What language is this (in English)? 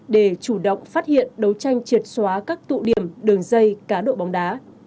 Vietnamese